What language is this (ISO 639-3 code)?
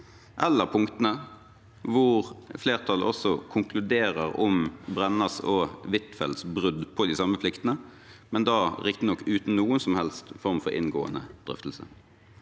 nor